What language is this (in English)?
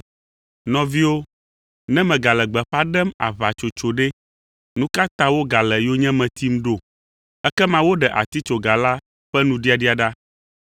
Ewe